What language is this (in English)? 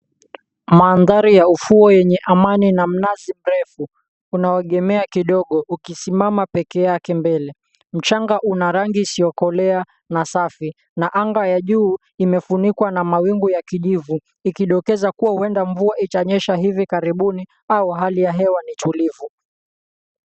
Swahili